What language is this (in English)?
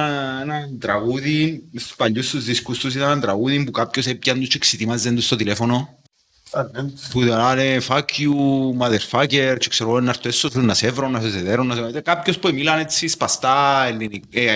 Greek